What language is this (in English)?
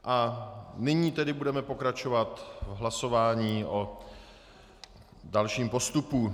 Czech